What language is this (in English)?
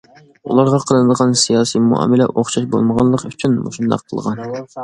Uyghur